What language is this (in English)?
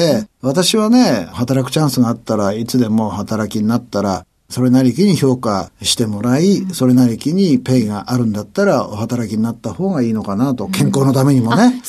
Japanese